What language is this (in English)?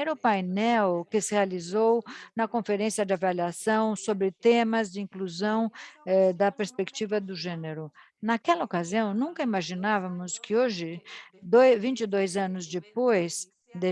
Portuguese